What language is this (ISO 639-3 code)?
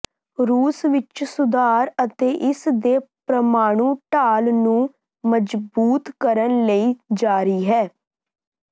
pan